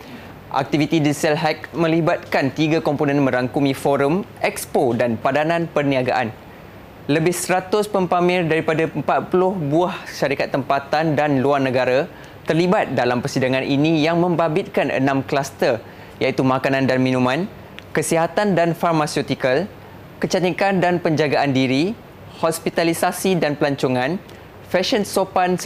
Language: Malay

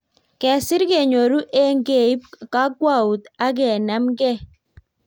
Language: Kalenjin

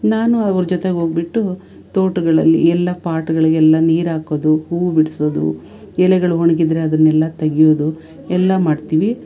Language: Kannada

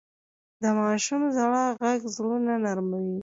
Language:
Pashto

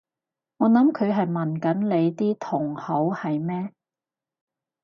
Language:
Cantonese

